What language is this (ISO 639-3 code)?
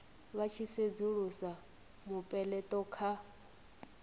ven